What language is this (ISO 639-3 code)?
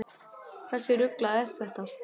isl